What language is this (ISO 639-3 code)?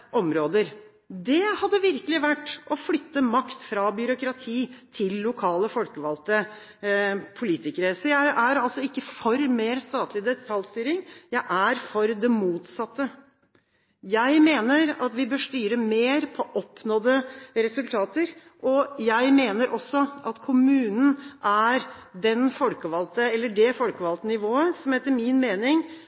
nob